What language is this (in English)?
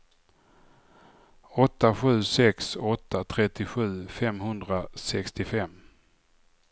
Swedish